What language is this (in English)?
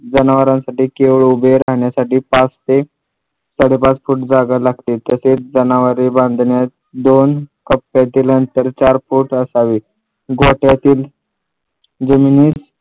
Marathi